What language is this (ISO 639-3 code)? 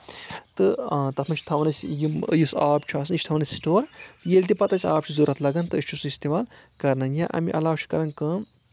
kas